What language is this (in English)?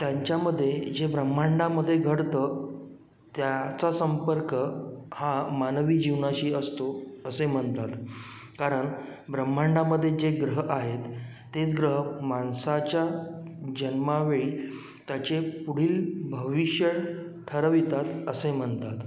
Marathi